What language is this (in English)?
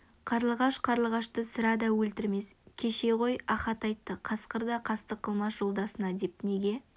Kazakh